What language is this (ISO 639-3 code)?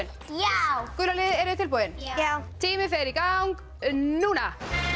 isl